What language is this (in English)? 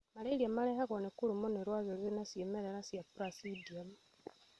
Kikuyu